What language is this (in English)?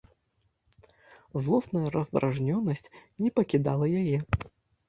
Belarusian